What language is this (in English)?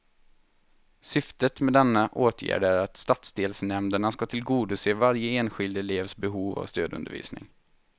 Swedish